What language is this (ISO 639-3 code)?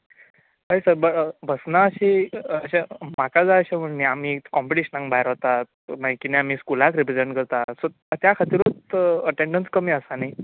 kok